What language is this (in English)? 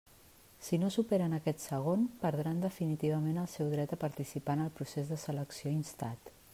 Catalan